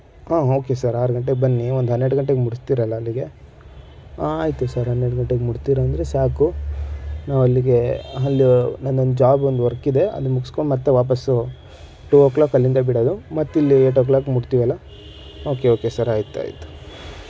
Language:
Kannada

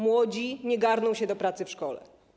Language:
Polish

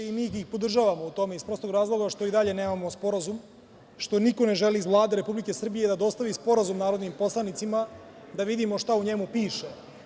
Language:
Serbian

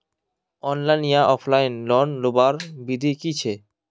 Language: Magahi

